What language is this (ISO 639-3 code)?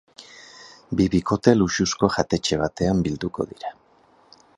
eus